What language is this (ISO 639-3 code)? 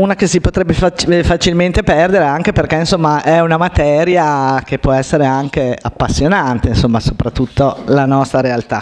ita